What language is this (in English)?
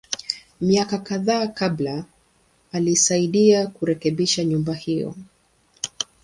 Swahili